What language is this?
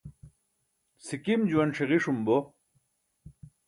Burushaski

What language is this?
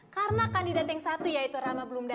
Indonesian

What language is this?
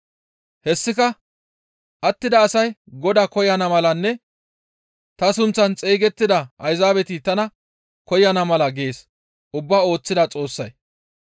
Gamo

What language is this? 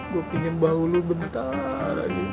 Indonesian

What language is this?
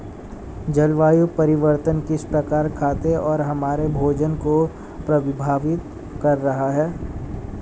Hindi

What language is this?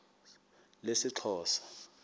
Xhosa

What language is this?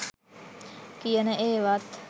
Sinhala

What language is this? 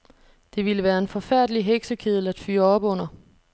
Danish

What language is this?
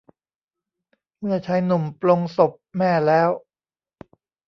Thai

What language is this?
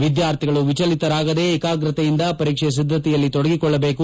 Kannada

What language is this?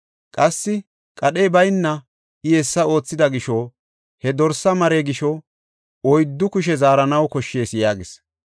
Gofa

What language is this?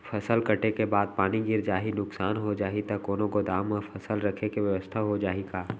Chhattisgarhi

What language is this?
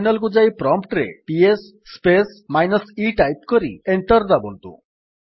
Odia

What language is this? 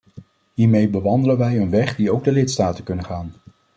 Dutch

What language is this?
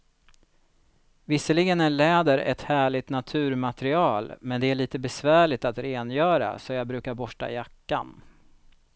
Swedish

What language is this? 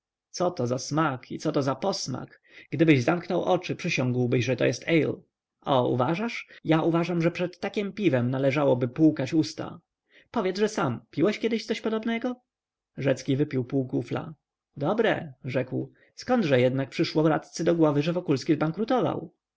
Polish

